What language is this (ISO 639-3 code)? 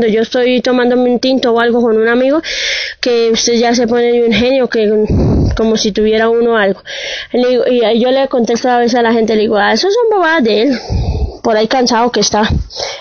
spa